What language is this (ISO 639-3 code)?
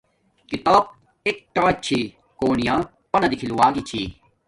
dmk